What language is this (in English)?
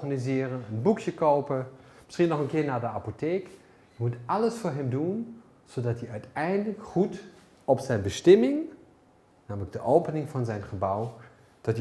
Dutch